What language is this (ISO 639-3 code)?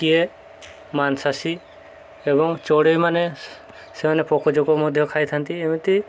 ori